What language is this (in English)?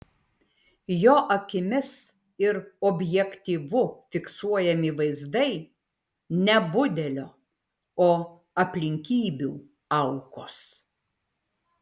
Lithuanian